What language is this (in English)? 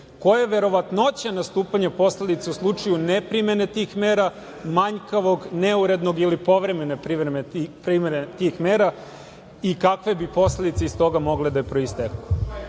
Serbian